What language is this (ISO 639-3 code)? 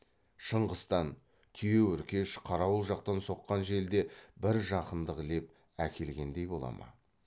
kaz